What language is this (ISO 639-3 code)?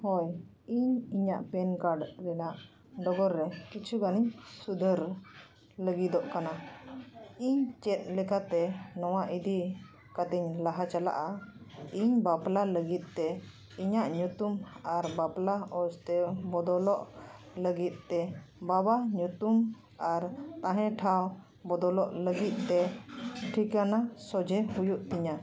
sat